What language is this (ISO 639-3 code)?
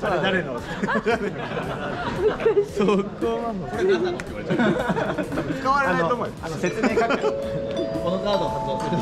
jpn